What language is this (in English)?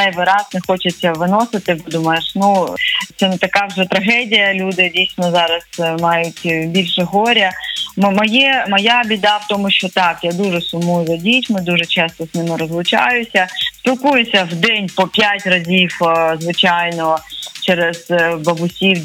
Ukrainian